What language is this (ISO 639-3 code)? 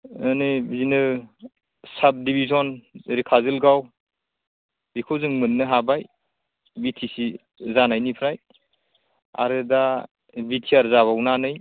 brx